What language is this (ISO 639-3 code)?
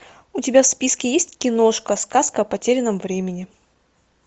rus